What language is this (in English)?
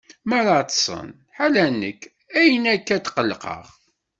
Kabyle